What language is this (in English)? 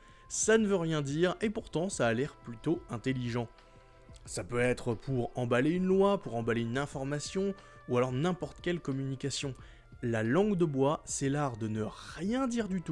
French